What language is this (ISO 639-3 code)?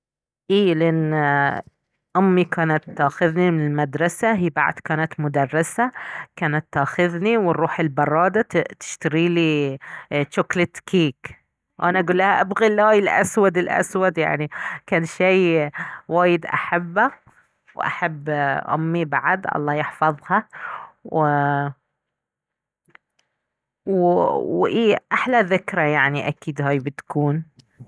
abv